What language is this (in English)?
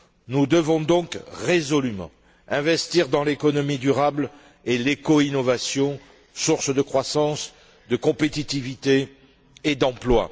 French